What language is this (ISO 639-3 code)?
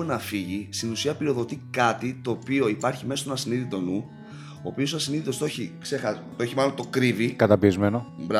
ell